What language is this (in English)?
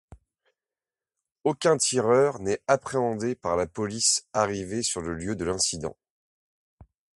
French